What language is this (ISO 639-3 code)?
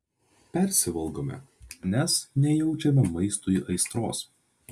lit